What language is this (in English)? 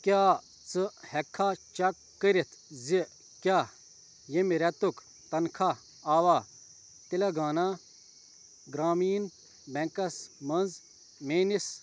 Kashmiri